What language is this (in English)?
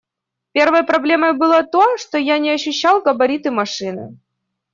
Russian